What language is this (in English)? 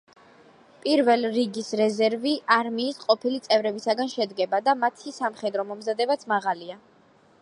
Georgian